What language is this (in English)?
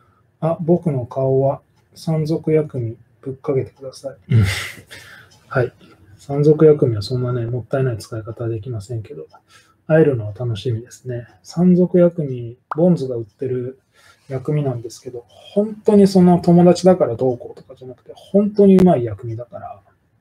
Japanese